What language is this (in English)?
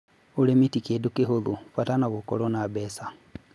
Kikuyu